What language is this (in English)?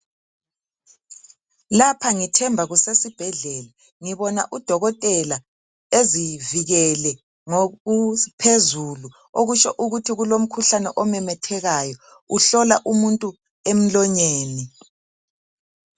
North Ndebele